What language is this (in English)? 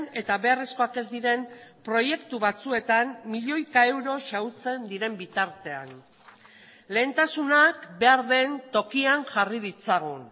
Basque